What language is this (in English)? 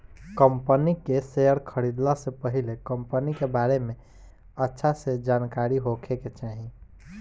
Bhojpuri